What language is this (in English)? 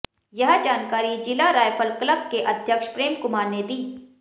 Hindi